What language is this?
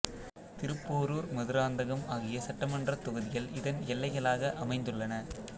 Tamil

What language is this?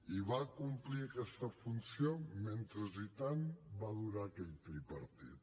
Catalan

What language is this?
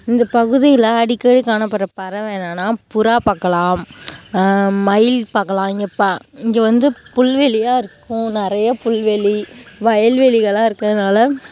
Tamil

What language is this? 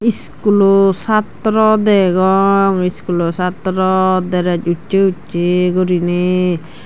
Chakma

